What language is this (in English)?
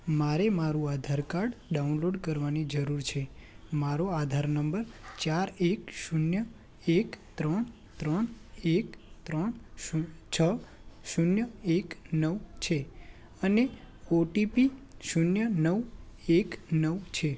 Gujarati